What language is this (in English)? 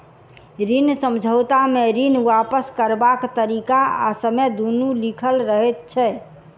Maithili